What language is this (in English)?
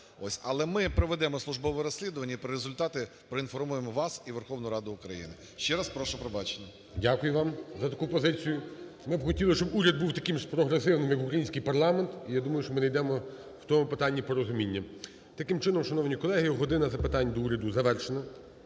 Ukrainian